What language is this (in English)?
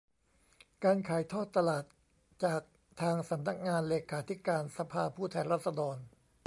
Thai